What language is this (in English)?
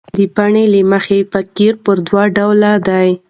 Pashto